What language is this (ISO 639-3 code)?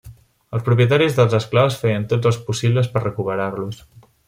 cat